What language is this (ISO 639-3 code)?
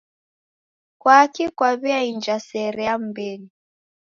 dav